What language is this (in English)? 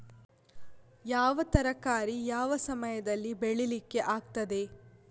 Kannada